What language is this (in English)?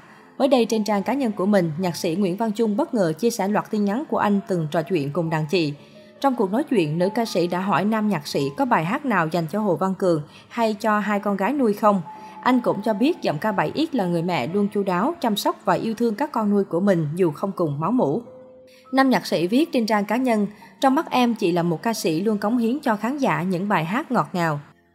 Vietnamese